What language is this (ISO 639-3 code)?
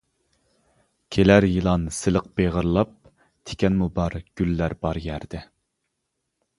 uig